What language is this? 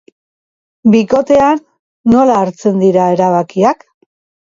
Basque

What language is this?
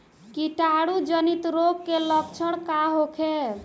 Bhojpuri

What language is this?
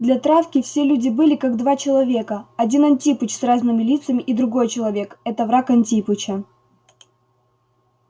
Russian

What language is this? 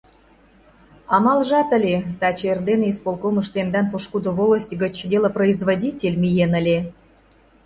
Mari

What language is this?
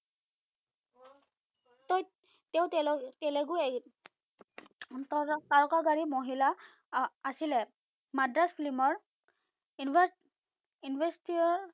Assamese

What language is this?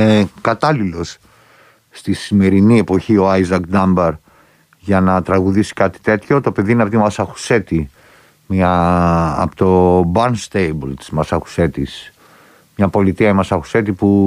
Greek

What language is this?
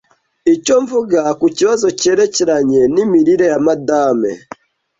Kinyarwanda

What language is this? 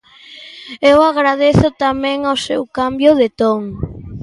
Galician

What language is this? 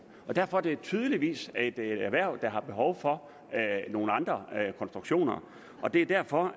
Danish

